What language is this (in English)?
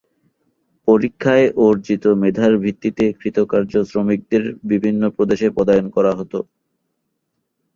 Bangla